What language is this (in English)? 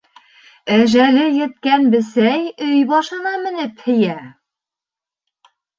Bashkir